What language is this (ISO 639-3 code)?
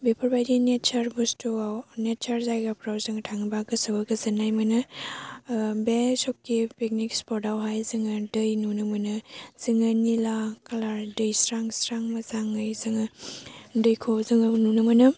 brx